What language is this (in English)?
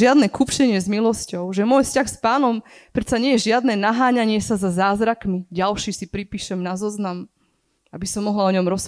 Slovak